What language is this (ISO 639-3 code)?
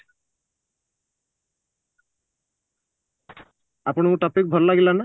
ori